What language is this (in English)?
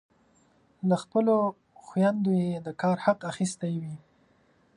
Pashto